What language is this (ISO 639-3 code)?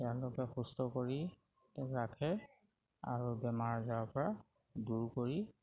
asm